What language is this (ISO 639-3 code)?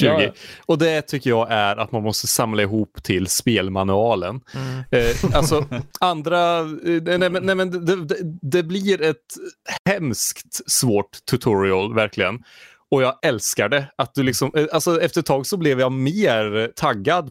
swe